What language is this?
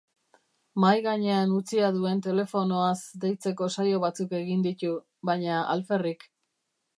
Basque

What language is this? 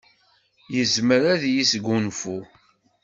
Kabyle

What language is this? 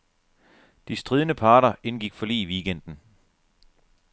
Danish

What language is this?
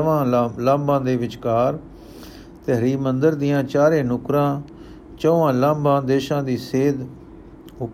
Punjabi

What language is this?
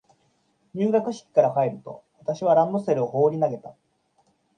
Japanese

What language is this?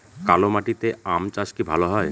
Bangla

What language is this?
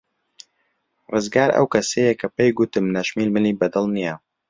Central Kurdish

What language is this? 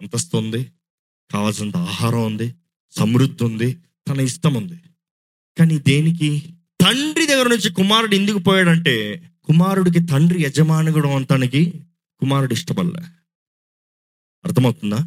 Telugu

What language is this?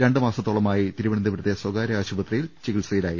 Malayalam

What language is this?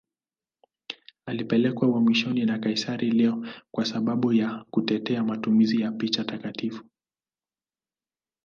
Swahili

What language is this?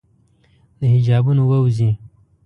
Pashto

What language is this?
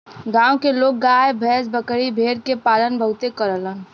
Bhojpuri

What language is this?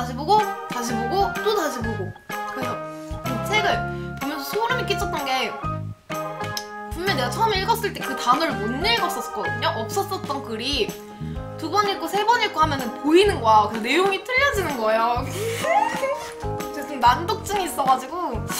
Korean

